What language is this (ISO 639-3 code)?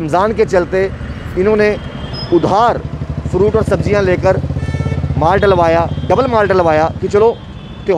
hin